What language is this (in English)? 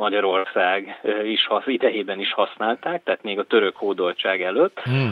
Hungarian